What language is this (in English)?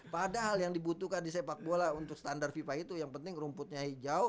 Indonesian